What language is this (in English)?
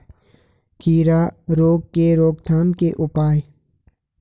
Hindi